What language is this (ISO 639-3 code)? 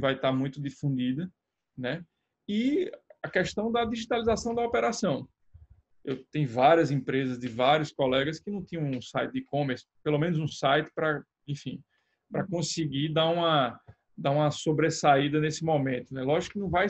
por